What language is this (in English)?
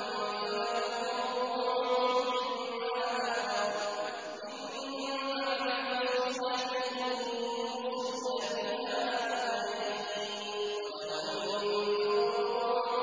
Arabic